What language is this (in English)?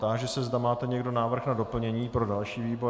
Czech